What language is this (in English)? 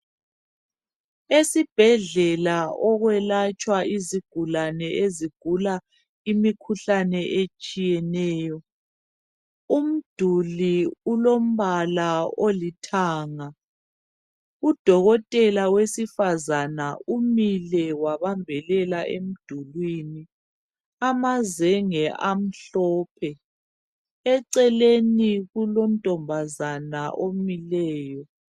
North Ndebele